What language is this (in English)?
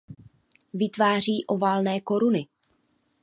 Czech